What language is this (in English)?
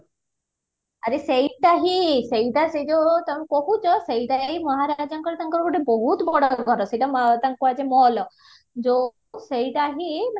Odia